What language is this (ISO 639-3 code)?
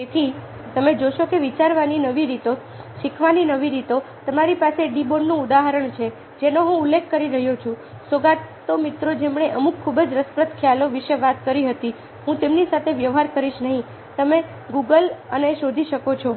guj